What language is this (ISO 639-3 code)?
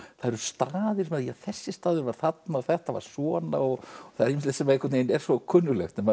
isl